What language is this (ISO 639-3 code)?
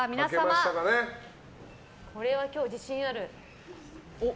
jpn